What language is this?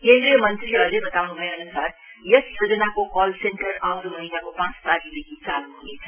Nepali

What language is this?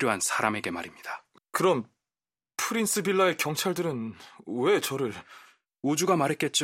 Korean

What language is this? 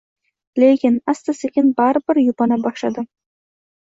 Uzbek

